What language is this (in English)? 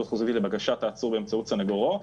Hebrew